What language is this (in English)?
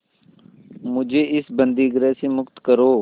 Hindi